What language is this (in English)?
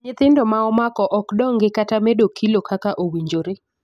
Luo (Kenya and Tanzania)